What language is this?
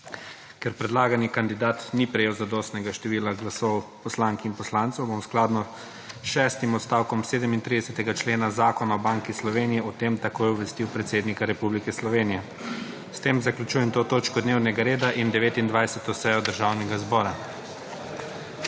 Slovenian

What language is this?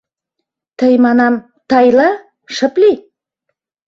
Mari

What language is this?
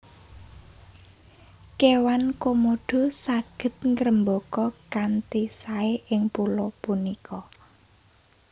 Javanese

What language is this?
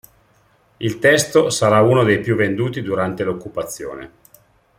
Italian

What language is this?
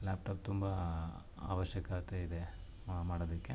Kannada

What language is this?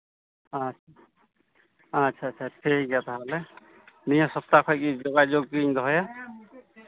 Santali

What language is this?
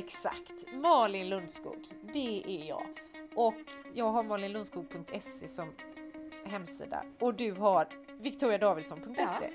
Swedish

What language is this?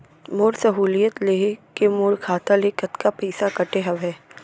Chhattisgarhi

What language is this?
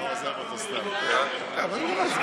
Hebrew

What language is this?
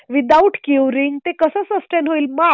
Marathi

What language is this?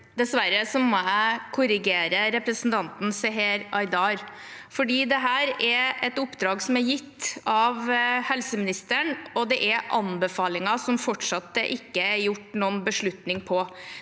Norwegian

